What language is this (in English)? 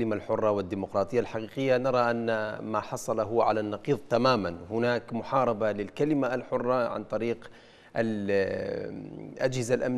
Arabic